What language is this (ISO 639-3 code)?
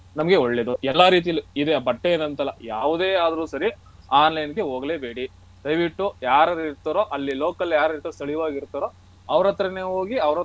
kan